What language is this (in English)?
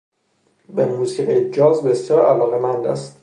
Persian